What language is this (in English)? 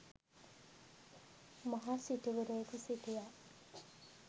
Sinhala